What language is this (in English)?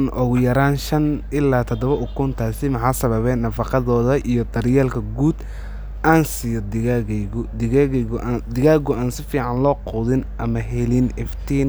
Somali